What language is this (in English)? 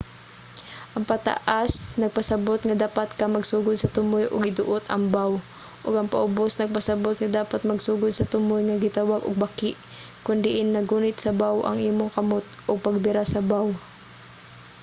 Cebuano